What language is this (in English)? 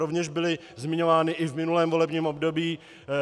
Czech